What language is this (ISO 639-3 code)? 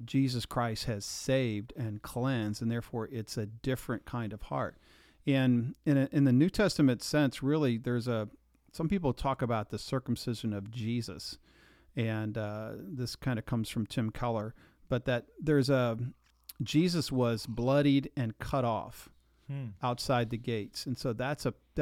eng